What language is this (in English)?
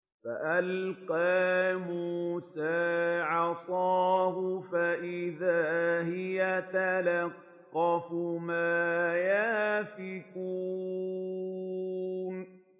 Arabic